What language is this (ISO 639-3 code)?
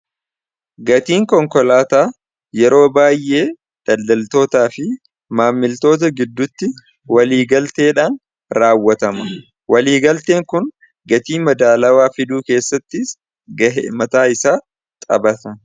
orm